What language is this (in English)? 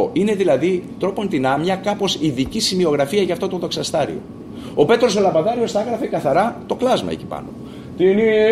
Greek